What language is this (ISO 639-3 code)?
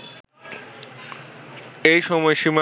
ben